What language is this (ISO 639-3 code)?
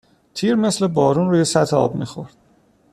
fas